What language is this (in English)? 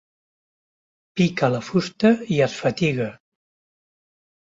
Catalan